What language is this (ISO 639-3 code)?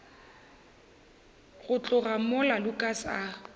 nso